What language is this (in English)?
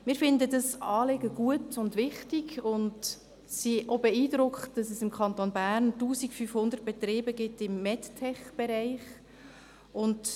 Swiss German